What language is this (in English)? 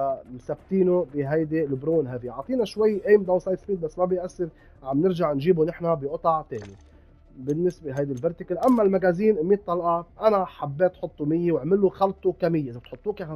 Arabic